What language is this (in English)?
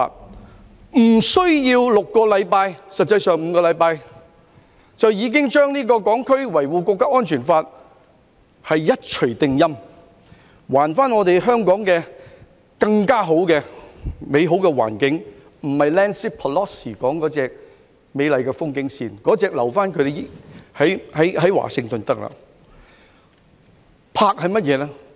Cantonese